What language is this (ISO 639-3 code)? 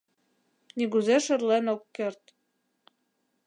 chm